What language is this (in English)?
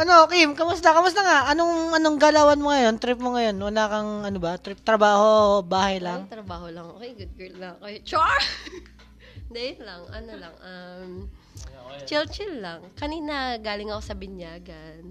Filipino